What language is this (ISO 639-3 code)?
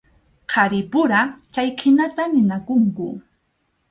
qxu